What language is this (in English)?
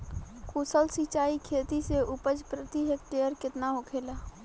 Bhojpuri